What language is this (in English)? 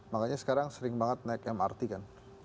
Indonesian